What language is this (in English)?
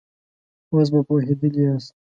Pashto